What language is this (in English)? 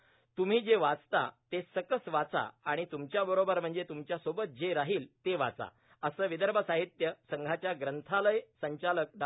Marathi